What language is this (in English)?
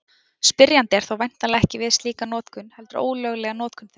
Icelandic